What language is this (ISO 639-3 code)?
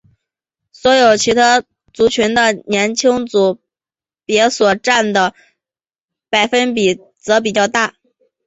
zho